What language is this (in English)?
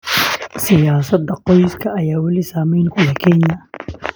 Somali